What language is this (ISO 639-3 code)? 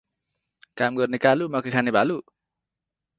nep